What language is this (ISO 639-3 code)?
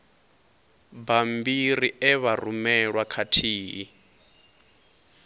ven